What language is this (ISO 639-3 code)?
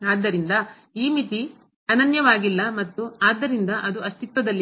kan